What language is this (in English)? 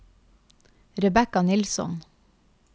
Norwegian